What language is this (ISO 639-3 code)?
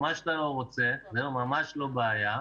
heb